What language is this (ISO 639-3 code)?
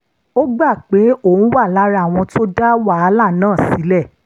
yor